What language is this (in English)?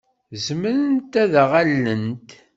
Kabyle